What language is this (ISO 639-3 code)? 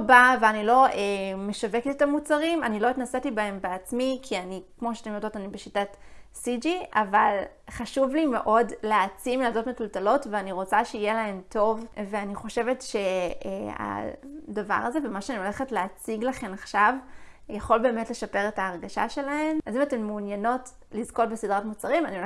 heb